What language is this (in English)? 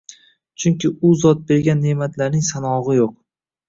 Uzbek